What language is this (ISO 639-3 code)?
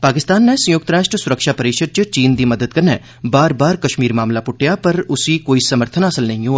doi